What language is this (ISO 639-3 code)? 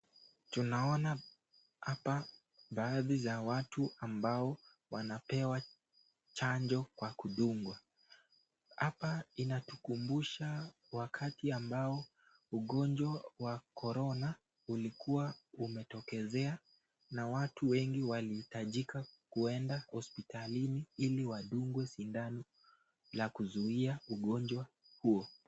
swa